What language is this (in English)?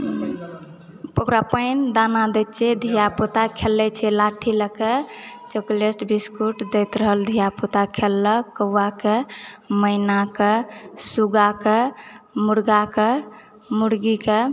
Maithili